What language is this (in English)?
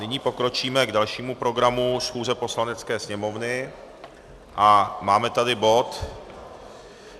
Czech